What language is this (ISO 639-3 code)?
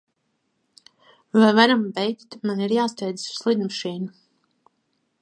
lav